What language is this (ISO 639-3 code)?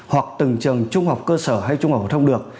vie